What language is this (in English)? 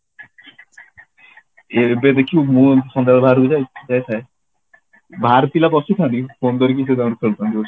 Odia